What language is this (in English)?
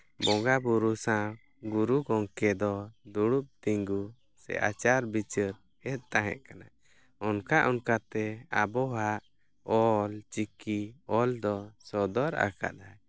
Santali